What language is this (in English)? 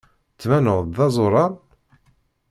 Kabyle